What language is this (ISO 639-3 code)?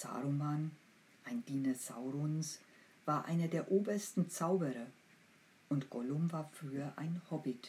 deu